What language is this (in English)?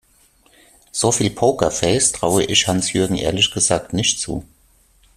German